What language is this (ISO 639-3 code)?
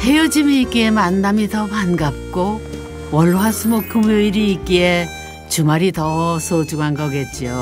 kor